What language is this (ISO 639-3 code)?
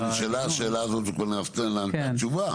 heb